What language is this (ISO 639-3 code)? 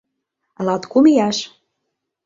chm